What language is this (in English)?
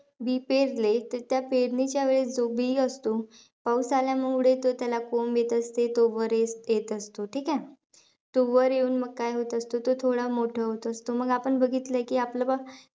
Marathi